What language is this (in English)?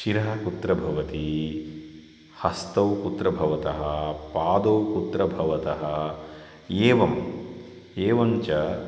Sanskrit